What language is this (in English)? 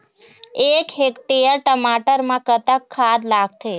Chhattisgarhi